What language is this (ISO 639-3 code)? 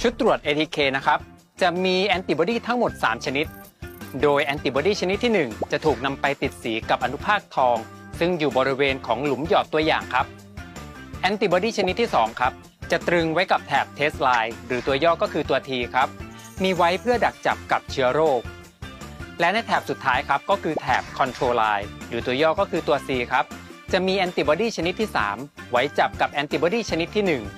tha